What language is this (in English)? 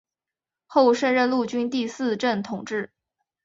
Chinese